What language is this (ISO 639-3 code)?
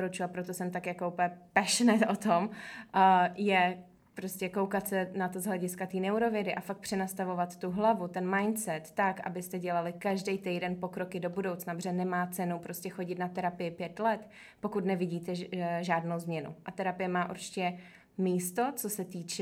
ces